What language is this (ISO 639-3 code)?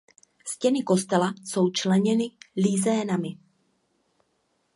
ces